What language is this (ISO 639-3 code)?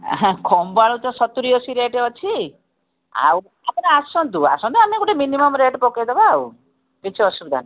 ori